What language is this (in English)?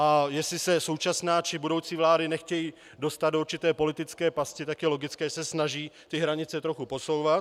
Czech